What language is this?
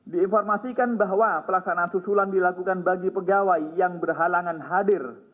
Indonesian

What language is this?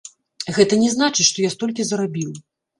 Belarusian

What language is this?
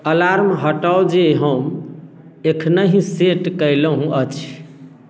Maithili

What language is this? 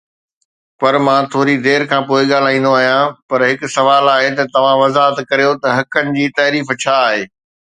Sindhi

